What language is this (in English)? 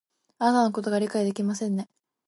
Japanese